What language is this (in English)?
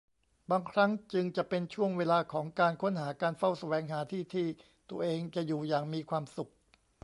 Thai